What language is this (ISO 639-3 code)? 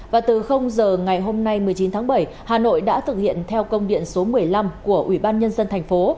vie